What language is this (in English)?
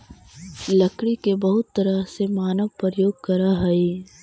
Magahi